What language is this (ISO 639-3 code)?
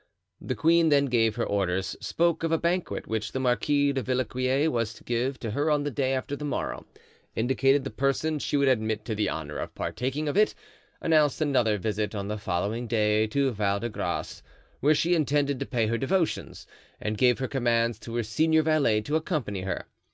eng